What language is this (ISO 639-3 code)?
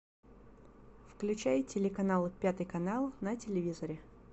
rus